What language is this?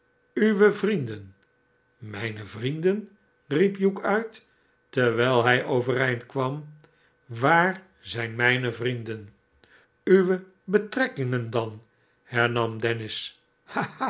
Dutch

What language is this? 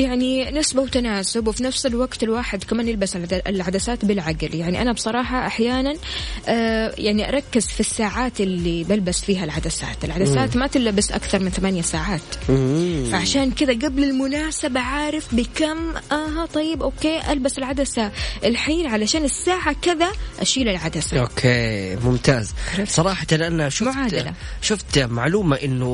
Arabic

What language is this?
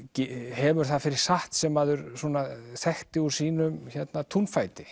Icelandic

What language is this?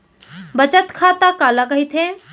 Chhattisgarhi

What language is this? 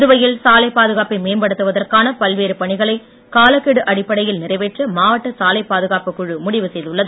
Tamil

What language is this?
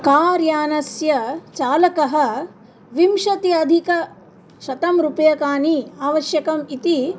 Sanskrit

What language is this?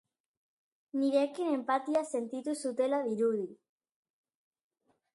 Basque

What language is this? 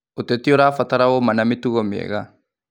Kikuyu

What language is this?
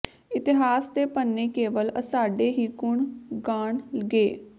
Punjabi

